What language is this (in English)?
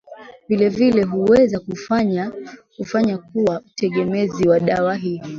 Swahili